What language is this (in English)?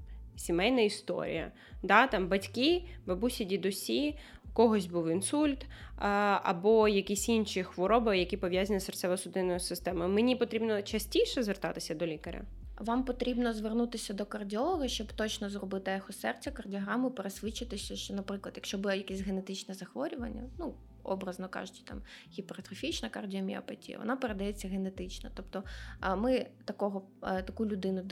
Ukrainian